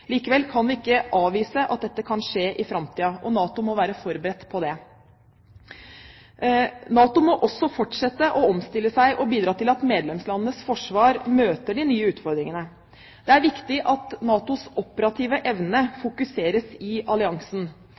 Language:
Norwegian Bokmål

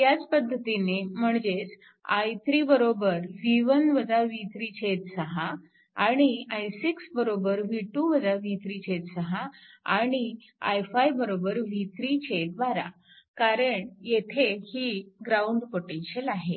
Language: Marathi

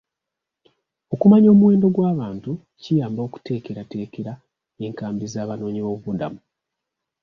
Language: Ganda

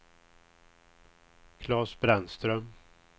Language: Swedish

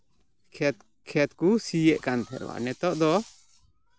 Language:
Santali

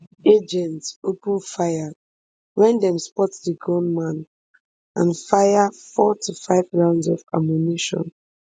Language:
Nigerian Pidgin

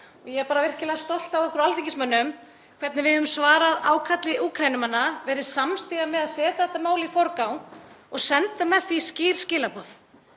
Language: Icelandic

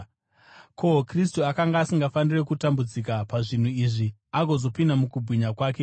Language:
Shona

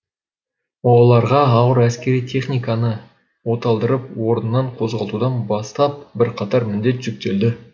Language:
Kazakh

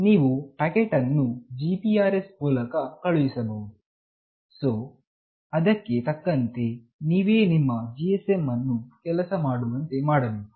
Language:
Kannada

